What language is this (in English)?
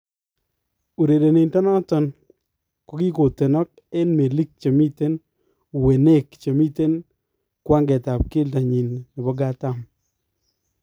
Kalenjin